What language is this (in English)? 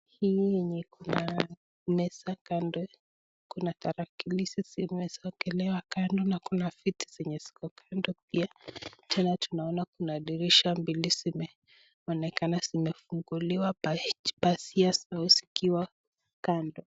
Swahili